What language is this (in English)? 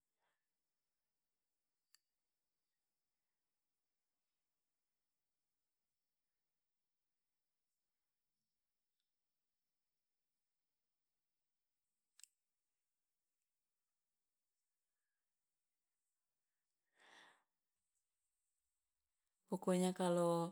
Loloda